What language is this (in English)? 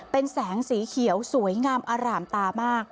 Thai